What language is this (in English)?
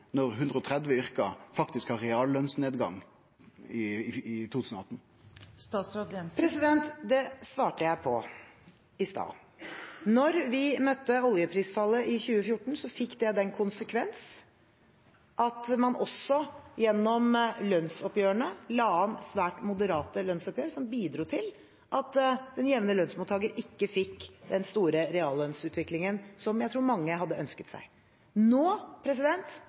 Norwegian